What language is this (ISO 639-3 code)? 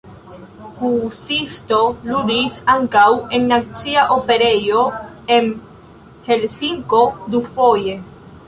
epo